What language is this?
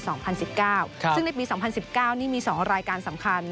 Thai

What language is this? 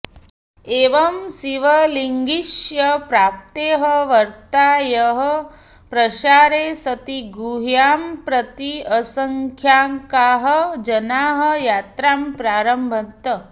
Sanskrit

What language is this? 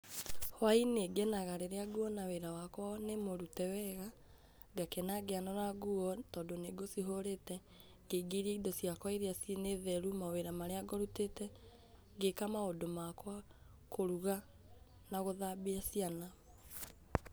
Kikuyu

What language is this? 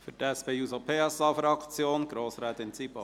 Swiss German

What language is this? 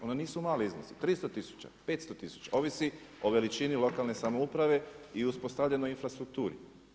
Croatian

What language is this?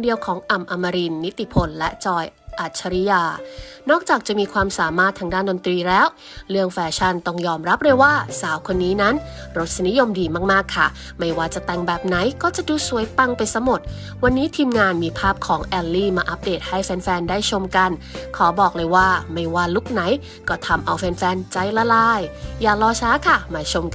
Thai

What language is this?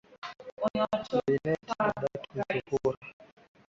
Swahili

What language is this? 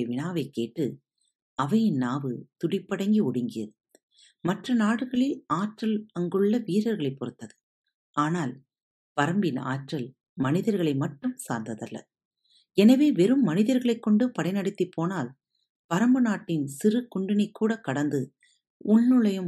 Tamil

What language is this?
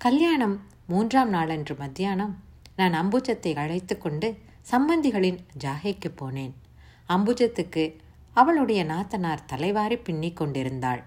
Tamil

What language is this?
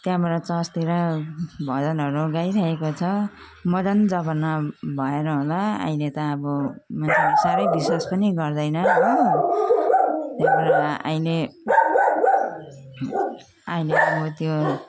Nepali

